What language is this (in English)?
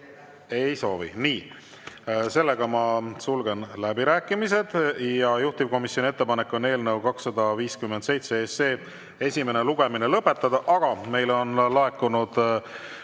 Estonian